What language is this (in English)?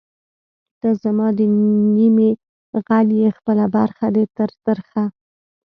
Pashto